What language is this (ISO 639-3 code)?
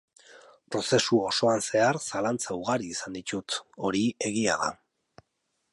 eus